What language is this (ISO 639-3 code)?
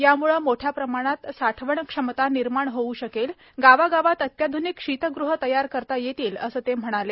mar